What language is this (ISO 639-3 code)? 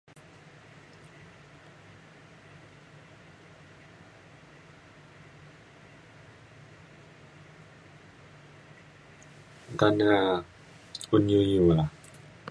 xkl